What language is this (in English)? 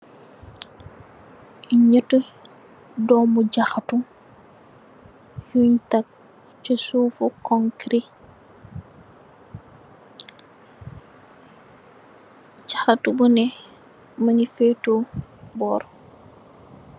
Wolof